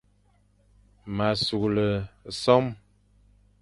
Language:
Fang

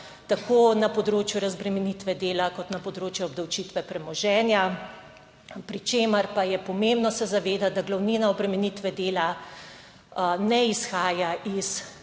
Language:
Slovenian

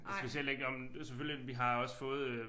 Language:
Danish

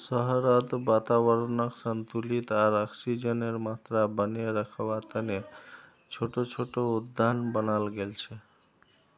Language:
Magahi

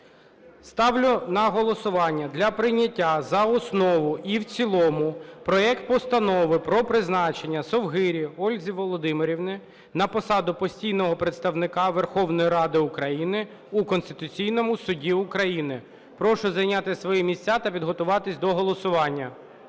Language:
Ukrainian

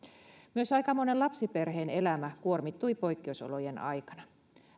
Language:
Finnish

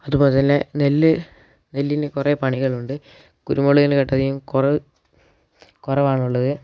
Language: Malayalam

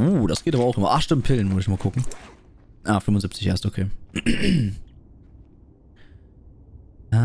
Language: German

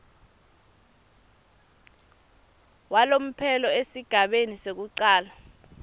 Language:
Swati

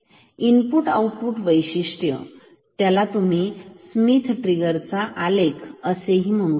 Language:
Marathi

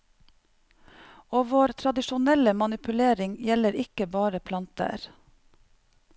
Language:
Norwegian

